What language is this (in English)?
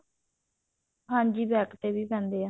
Punjabi